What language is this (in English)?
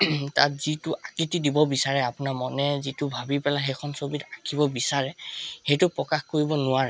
Assamese